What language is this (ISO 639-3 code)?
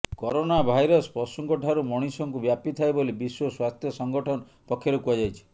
ori